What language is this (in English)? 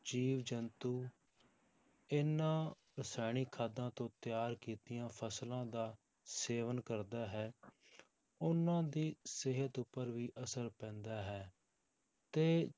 Punjabi